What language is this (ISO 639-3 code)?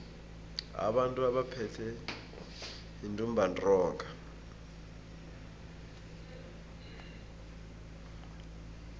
nbl